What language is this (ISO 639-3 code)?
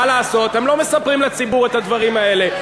heb